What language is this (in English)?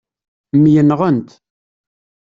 Kabyle